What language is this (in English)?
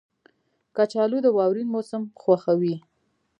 Pashto